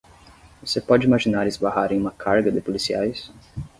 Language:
Portuguese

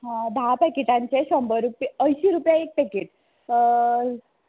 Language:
Konkani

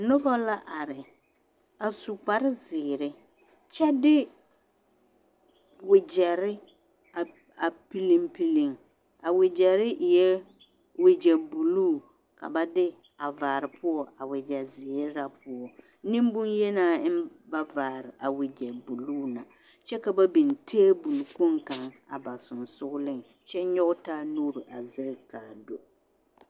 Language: Southern Dagaare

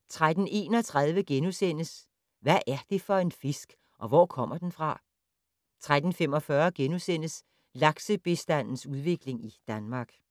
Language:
Danish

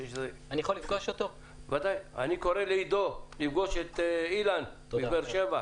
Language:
Hebrew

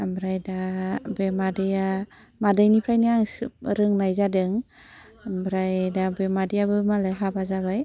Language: Bodo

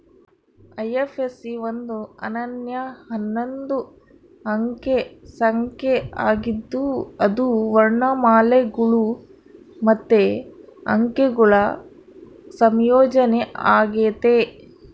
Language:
Kannada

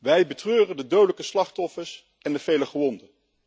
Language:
Dutch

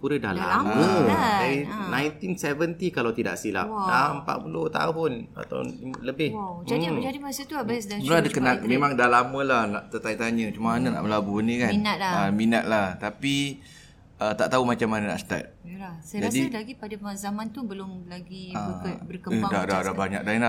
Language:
Malay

